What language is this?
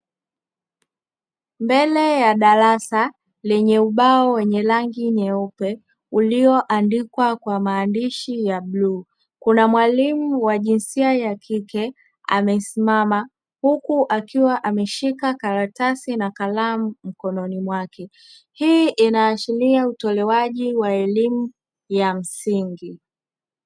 Swahili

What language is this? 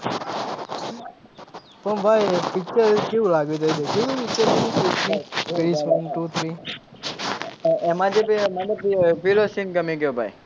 Gujarati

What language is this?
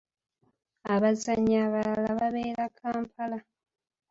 Ganda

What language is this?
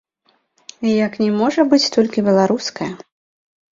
Belarusian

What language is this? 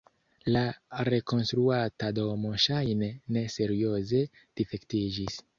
Esperanto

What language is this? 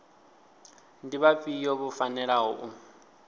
Venda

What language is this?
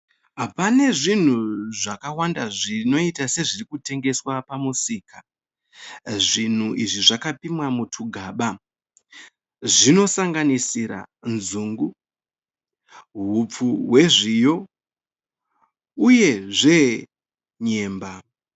Shona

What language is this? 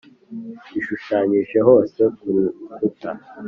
Kinyarwanda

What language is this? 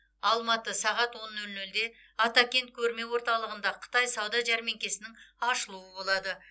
Kazakh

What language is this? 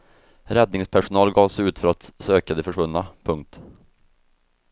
Swedish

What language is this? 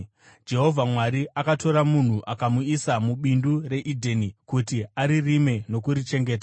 Shona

